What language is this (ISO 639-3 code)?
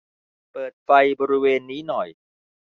tha